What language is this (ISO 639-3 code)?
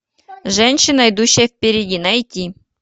rus